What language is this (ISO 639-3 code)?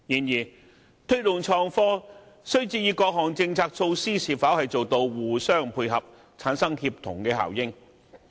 yue